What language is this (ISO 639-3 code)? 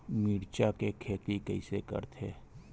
hne